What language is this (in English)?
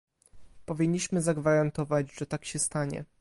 Polish